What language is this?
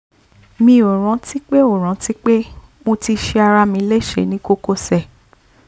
Yoruba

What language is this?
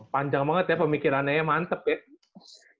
Indonesian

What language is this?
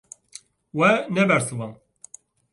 Kurdish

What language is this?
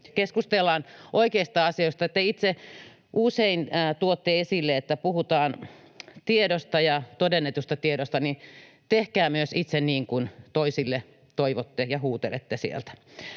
Finnish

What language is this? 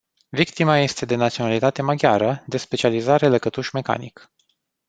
Romanian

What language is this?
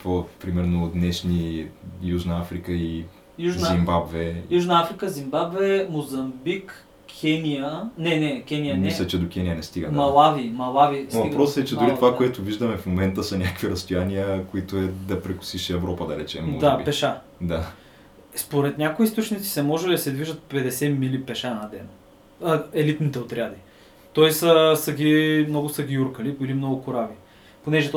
Bulgarian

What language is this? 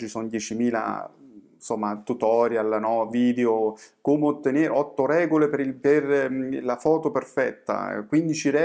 Italian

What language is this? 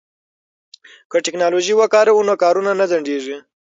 Pashto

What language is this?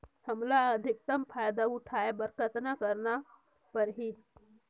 Chhattisgarhi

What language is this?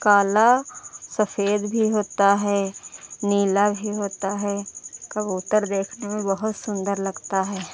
Hindi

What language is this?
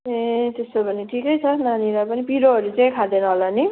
Nepali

